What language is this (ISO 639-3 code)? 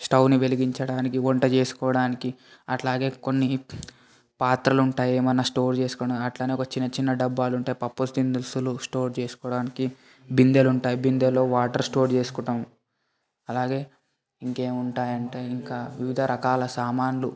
tel